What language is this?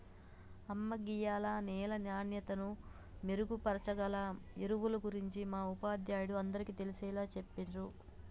Telugu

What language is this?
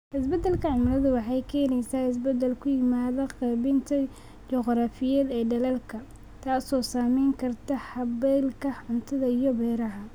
Somali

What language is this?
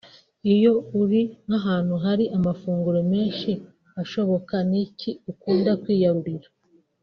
Kinyarwanda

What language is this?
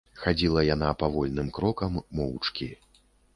Belarusian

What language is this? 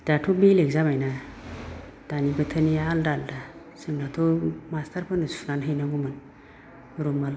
Bodo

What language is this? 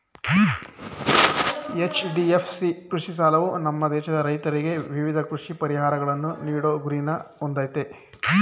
Kannada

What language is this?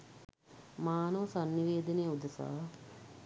Sinhala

